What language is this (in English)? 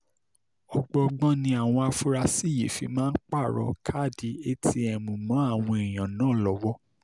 Yoruba